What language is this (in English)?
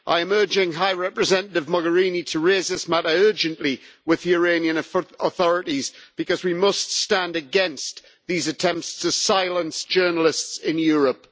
English